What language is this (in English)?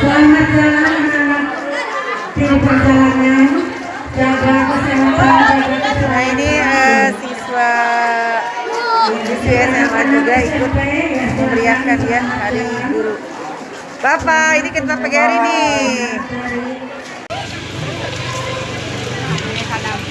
Indonesian